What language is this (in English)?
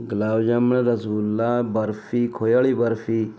Punjabi